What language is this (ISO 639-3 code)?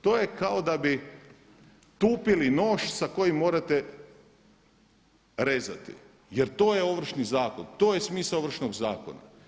hrv